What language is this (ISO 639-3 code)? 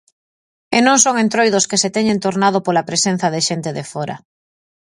glg